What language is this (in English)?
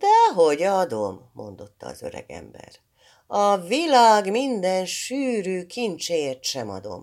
Hungarian